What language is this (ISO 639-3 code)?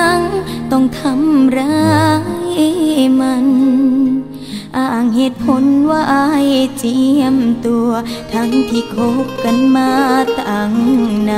tha